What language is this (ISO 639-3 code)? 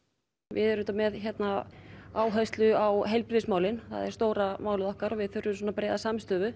isl